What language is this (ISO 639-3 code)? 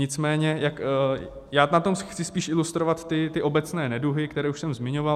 ces